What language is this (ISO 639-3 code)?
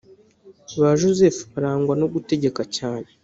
kin